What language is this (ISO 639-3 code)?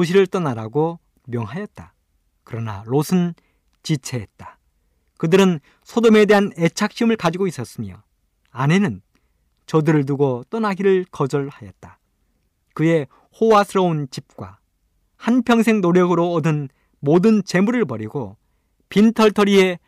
kor